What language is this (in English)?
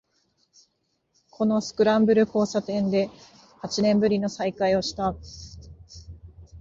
Japanese